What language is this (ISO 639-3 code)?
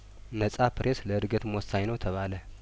amh